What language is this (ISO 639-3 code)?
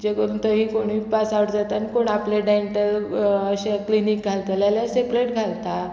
kok